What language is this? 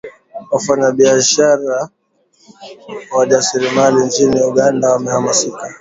Swahili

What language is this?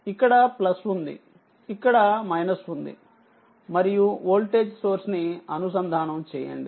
Telugu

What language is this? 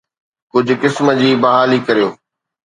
Sindhi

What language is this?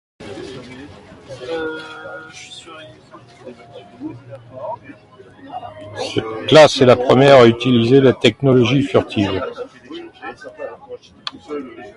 French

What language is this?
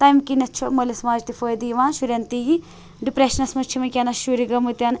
Kashmiri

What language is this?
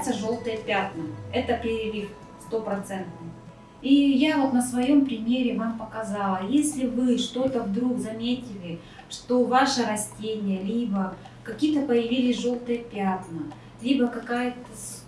Russian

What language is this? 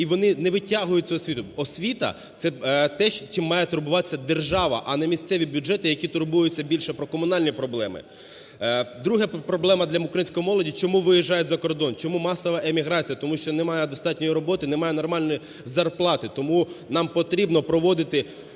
Ukrainian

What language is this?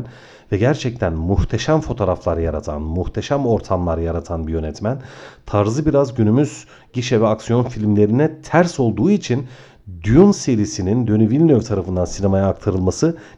Turkish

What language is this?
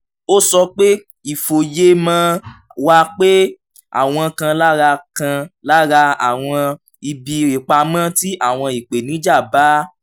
Yoruba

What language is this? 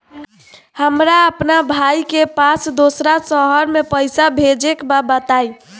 Bhojpuri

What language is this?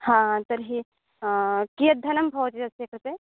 Sanskrit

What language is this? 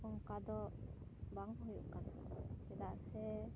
Santali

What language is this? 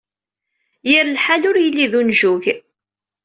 Kabyle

